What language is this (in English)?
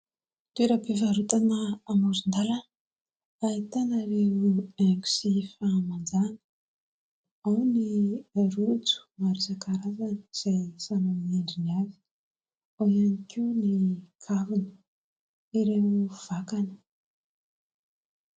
Malagasy